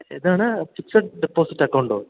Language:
Malayalam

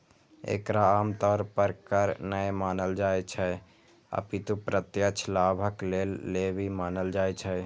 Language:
Maithili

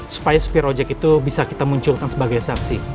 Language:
Indonesian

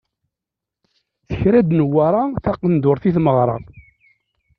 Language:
Kabyle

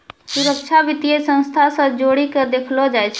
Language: Maithili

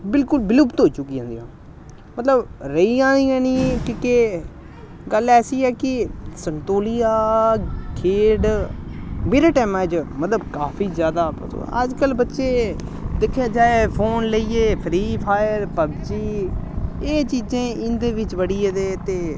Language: Dogri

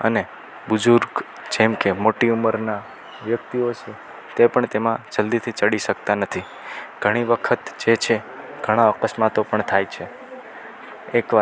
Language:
Gujarati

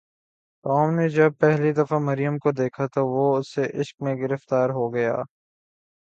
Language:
Urdu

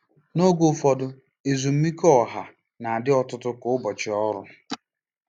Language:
Igbo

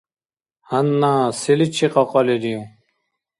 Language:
Dargwa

